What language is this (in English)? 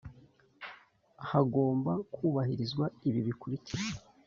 Kinyarwanda